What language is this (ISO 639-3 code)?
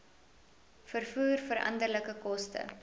afr